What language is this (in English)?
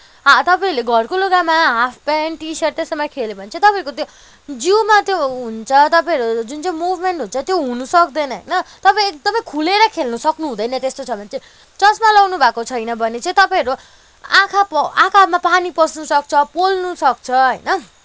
Nepali